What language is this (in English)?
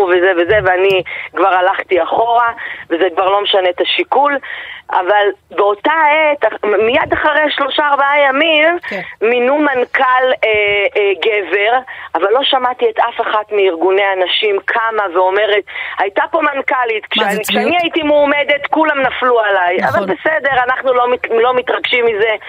Hebrew